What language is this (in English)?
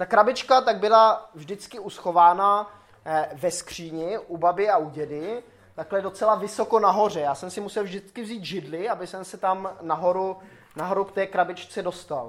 Czech